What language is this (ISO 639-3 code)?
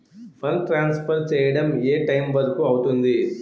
tel